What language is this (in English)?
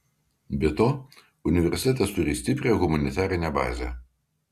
Lithuanian